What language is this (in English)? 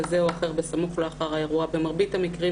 Hebrew